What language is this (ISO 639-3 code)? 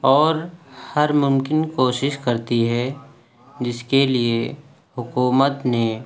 urd